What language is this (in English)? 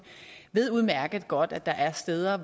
Danish